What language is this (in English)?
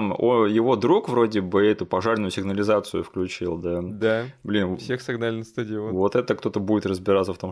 Russian